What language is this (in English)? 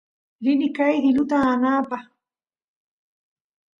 Santiago del Estero Quichua